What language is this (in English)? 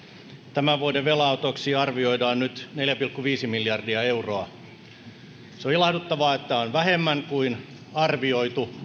Finnish